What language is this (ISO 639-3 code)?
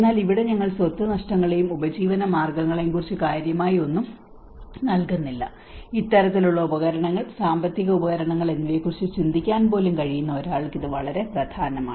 mal